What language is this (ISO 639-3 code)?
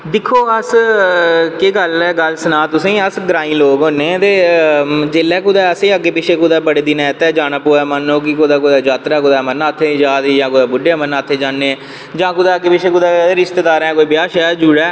doi